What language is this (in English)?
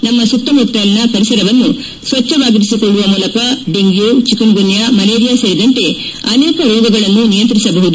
Kannada